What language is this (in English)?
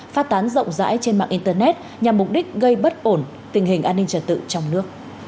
Vietnamese